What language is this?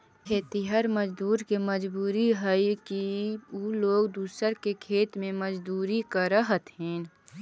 Magahi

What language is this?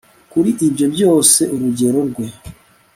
Kinyarwanda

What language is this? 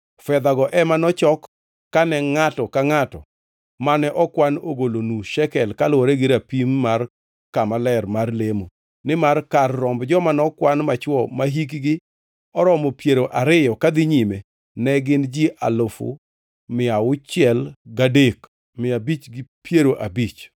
Luo (Kenya and Tanzania)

